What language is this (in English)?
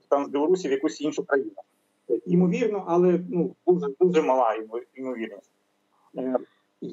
Ukrainian